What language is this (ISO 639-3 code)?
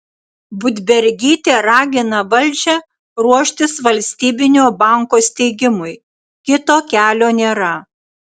lit